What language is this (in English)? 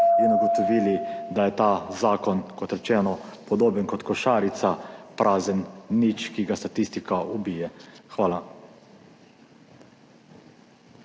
Slovenian